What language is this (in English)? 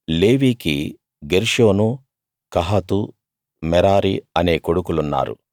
Telugu